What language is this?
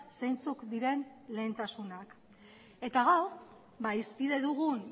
Basque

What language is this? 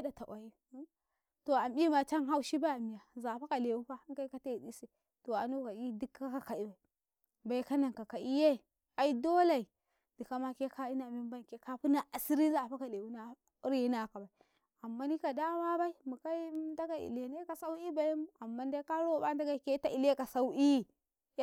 Karekare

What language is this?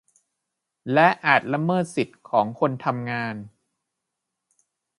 Thai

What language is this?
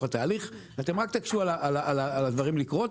Hebrew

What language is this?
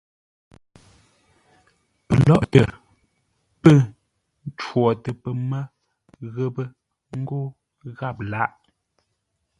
Ngombale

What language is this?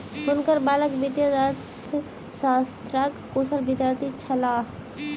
Maithili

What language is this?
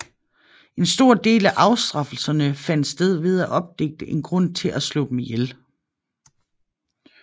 Danish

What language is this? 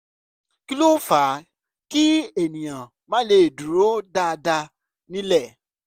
Yoruba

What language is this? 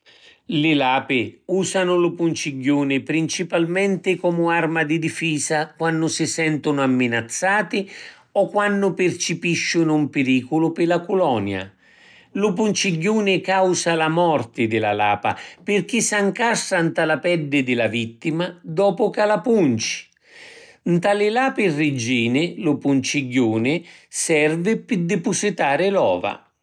Sicilian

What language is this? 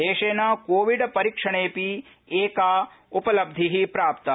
Sanskrit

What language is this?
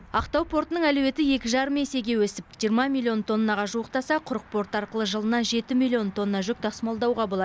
Kazakh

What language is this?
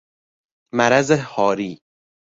Persian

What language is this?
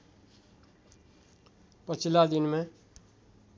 Nepali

